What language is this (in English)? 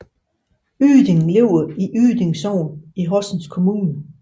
Danish